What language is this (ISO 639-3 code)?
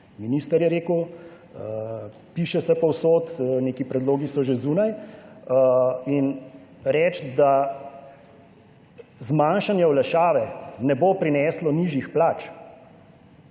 slv